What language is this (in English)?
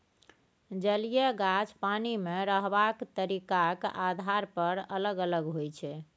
Maithili